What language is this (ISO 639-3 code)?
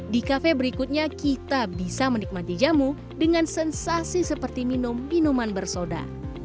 ind